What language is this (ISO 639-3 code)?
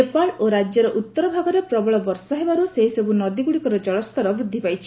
ori